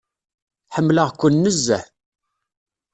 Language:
Kabyle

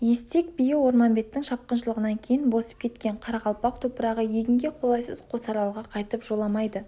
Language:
Kazakh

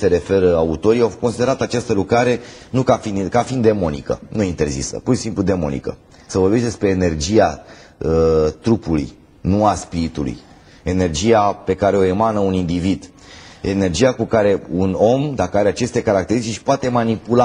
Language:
Romanian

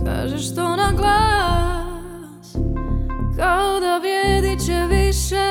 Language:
Croatian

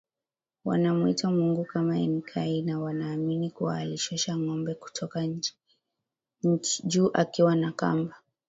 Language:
Swahili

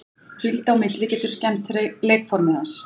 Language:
Icelandic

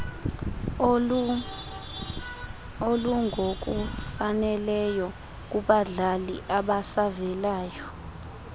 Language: Xhosa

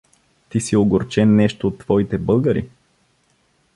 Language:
Bulgarian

